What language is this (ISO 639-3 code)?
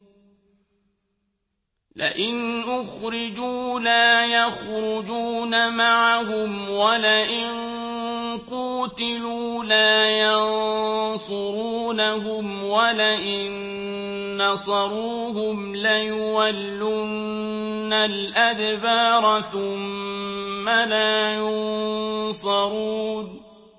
ara